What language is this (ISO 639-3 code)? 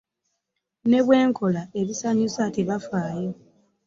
lug